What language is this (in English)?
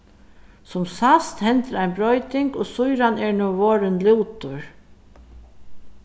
Faroese